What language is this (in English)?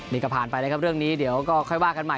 Thai